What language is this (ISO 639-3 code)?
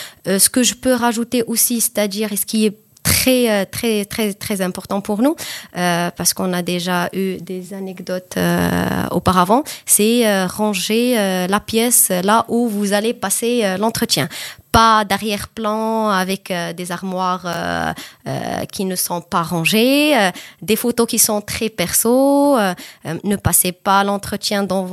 fra